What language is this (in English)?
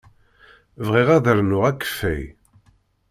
Kabyle